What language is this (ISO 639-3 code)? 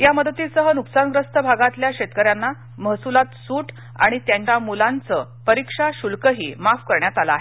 mar